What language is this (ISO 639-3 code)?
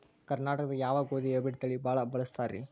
kan